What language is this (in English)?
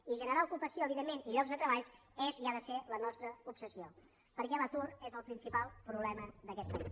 Catalan